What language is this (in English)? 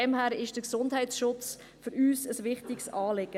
Swiss German